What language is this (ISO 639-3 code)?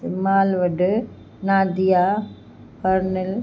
snd